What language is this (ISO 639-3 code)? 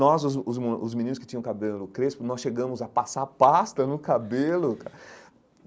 por